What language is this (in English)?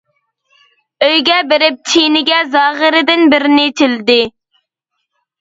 Uyghur